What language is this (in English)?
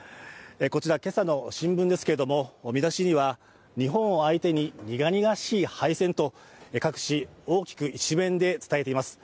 Japanese